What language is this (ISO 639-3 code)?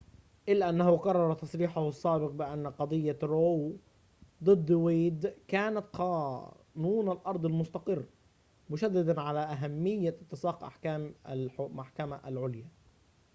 ara